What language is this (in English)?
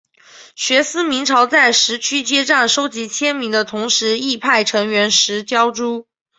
Chinese